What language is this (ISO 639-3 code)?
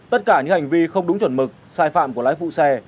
vie